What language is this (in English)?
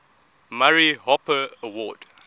English